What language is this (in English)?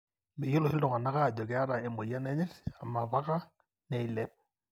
Masai